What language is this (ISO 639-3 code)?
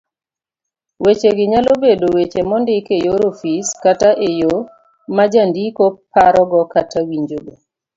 luo